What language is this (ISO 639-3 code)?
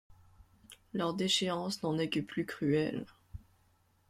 fra